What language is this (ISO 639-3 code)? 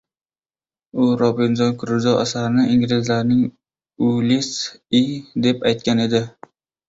uzb